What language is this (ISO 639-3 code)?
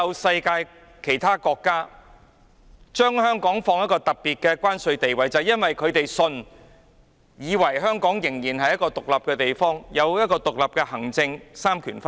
yue